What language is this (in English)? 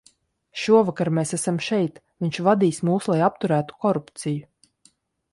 Latvian